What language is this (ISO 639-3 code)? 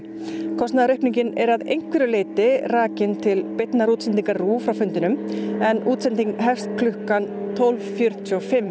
isl